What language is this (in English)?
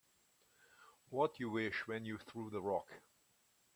English